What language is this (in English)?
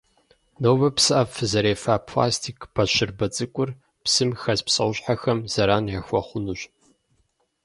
Kabardian